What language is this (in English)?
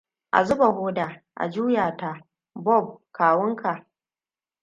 Hausa